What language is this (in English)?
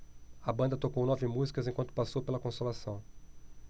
Portuguese